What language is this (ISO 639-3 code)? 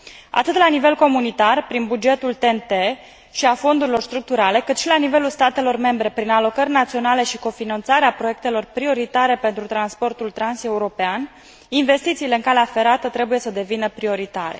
ron